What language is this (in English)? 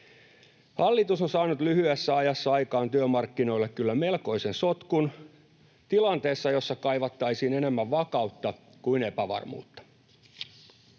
Finnish